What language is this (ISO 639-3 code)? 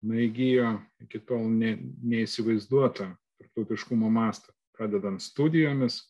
lit